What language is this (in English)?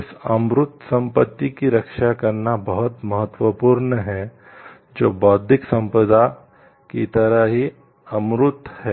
Hindi